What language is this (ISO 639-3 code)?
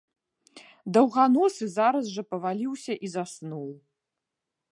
bel